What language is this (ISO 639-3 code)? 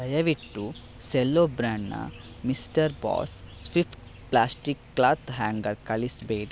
kan